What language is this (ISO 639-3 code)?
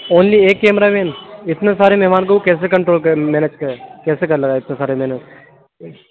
urd